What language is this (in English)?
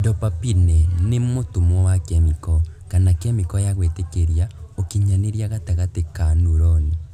Kikuyu